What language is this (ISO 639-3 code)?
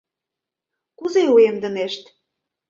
chm